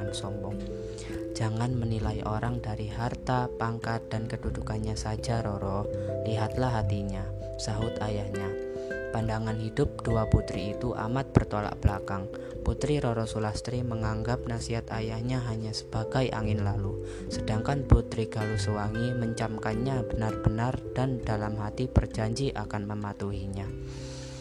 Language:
Indonesian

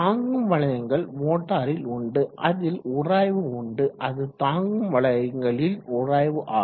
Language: Tamil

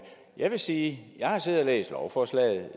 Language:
Danish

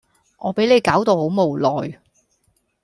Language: Cantonese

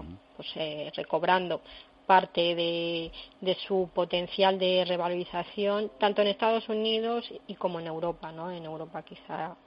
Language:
Spanish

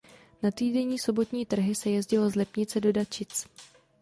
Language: Czech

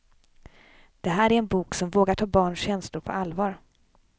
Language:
Swedish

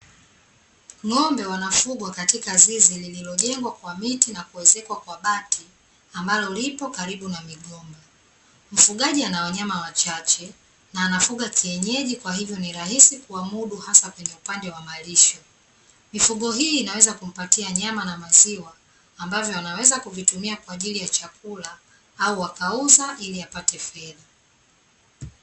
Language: Swahili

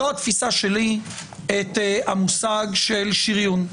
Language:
Hebrew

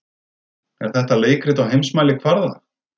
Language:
Icelandic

